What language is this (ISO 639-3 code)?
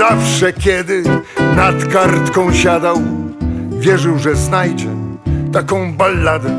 pol